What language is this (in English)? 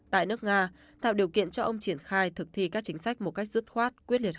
Vietnamese